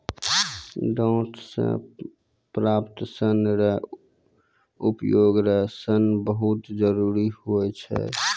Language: Maithili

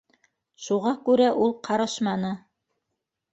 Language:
Bashkir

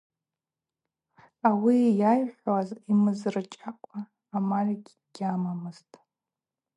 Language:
Abaza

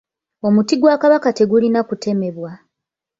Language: Ganda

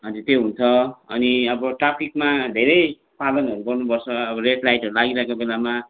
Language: Nepali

